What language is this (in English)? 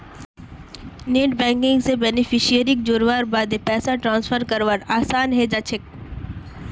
Magahi